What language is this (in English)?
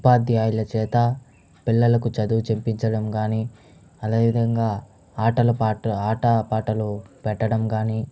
Telugu